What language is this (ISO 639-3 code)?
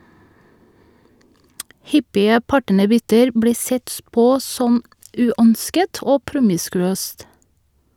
nor